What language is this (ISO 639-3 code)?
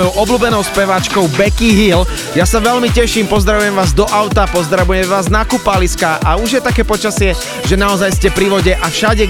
slk